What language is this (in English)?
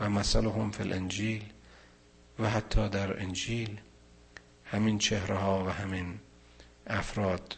Persian